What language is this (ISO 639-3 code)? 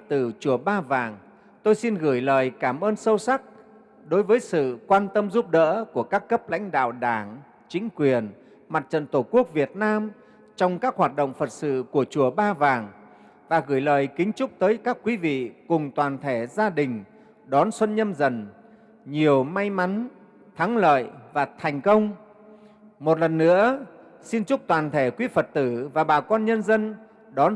vie